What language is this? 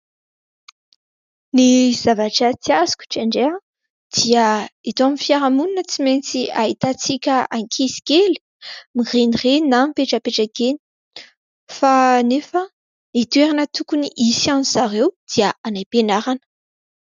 Malagasy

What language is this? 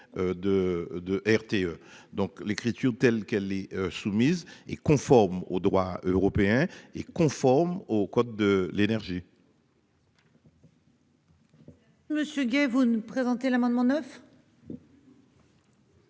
French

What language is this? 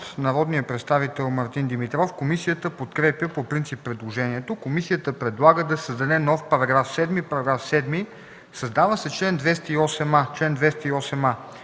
Bulgarian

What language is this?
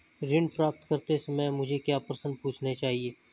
Hindi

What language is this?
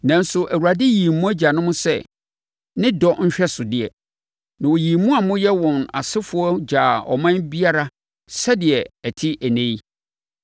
Akan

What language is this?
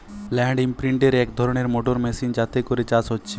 Bangla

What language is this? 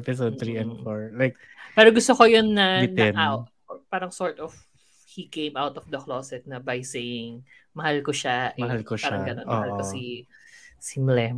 Filipino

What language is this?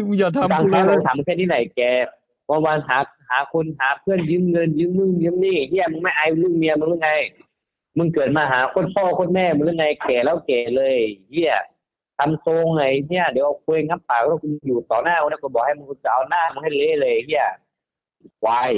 Thai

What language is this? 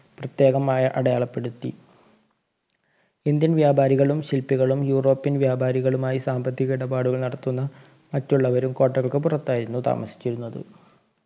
Malayalam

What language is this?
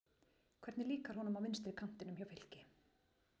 Icelandic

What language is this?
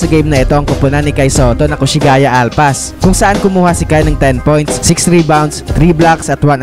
Filipino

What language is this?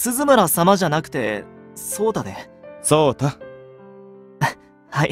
Japanese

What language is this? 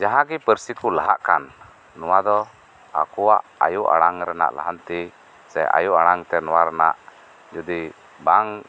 Santali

